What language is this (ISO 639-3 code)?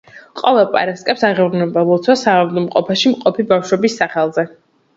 kat